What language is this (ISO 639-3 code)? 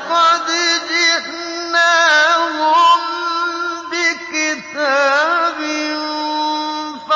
ara